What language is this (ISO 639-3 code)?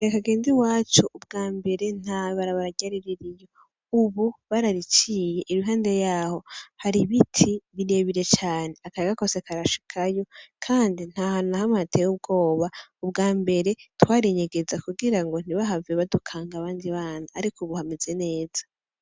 run